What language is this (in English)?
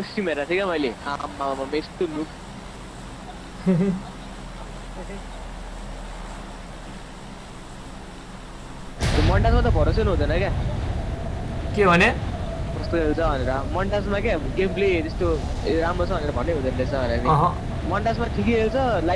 English